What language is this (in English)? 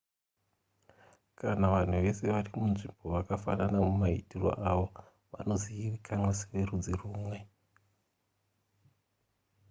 Shona